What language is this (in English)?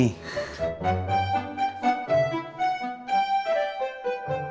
Indonesian